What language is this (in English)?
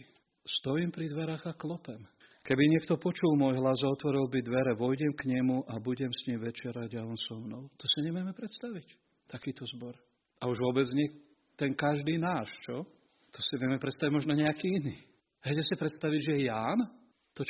Slovak